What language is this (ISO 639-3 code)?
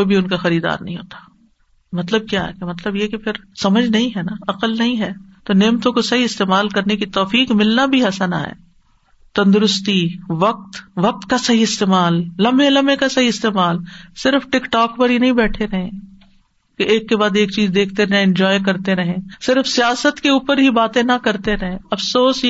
urd